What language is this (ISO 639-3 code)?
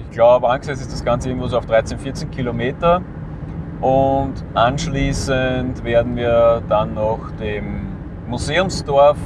deu